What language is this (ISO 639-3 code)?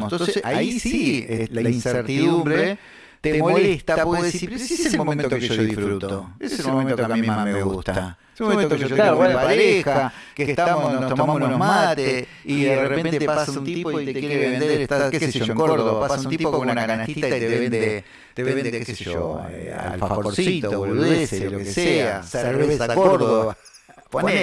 spa